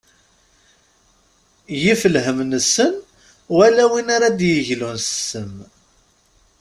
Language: Kabyle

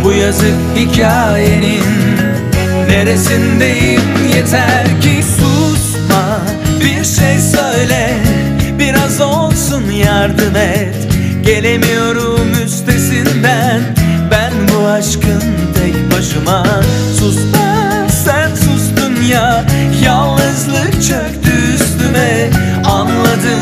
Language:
Turkish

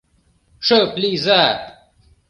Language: Mari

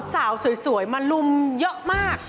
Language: Thai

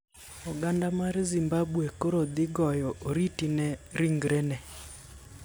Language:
Luo (Kenya and Tanzania)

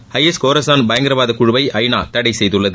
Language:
Tamil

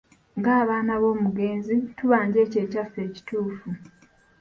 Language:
Ganda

